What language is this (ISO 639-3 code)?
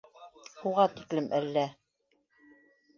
bak